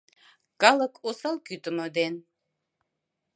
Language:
Mari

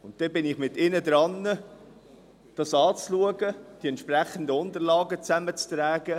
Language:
Swiss German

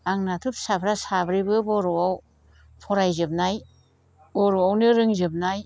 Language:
Bodo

